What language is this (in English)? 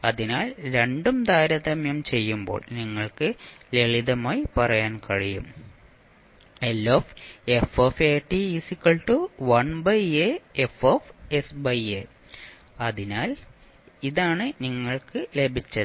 Malayalam